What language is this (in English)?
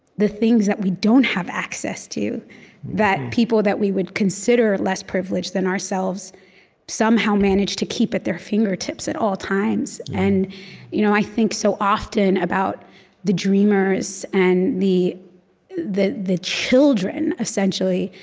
English